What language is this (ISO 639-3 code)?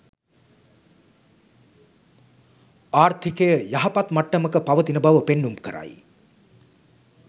sin